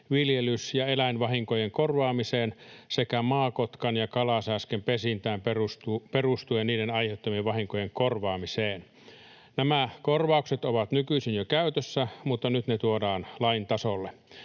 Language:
Finnish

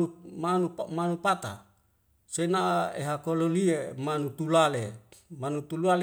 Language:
Wemale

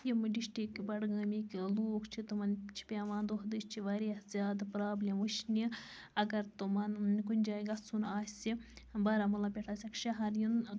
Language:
Kashmiri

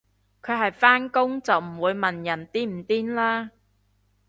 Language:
Cantonese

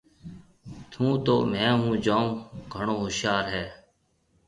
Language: Marwari (Pakistan)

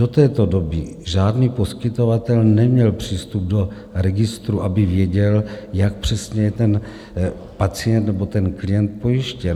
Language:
Czech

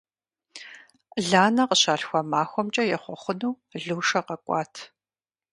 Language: Kabardian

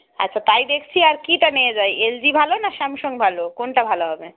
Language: Bangla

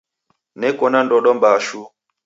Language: Taita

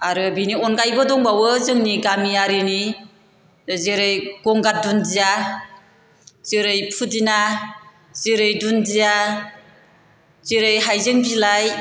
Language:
Bodo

